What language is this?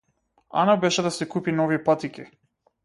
Macedonian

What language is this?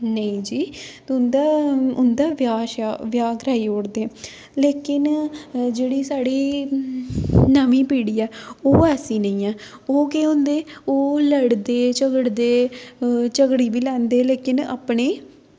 Dogri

